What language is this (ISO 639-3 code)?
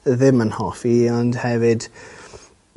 cym